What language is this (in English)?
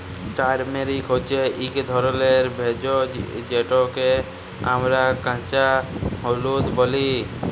Bangla